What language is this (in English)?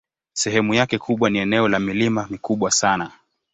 Swahili